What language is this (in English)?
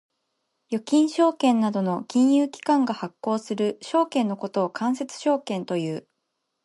Japanese